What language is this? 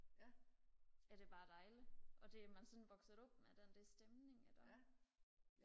Danish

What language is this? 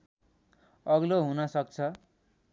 Nepali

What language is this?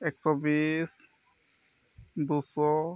Santali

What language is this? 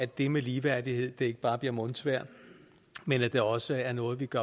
Danish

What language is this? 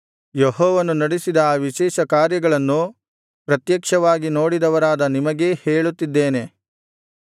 Kannada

